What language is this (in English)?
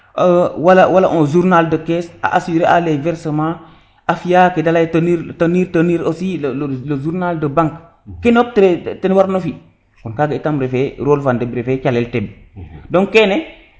Serer